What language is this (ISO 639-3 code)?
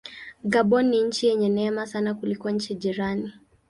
swa